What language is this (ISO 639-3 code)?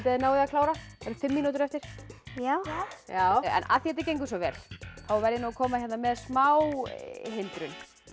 isl